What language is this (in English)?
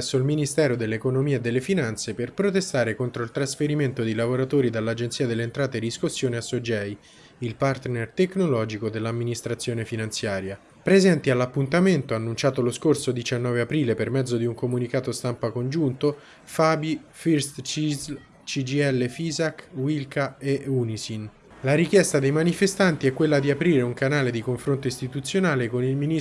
Italian